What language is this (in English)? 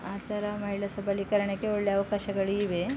Kannada